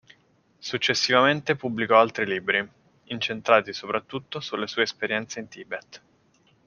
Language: Italian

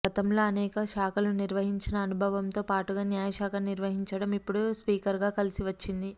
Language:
Telugu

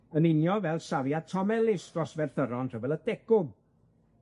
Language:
Welsh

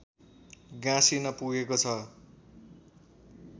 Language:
Nepali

